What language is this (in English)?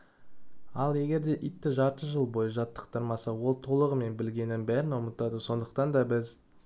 Kazakh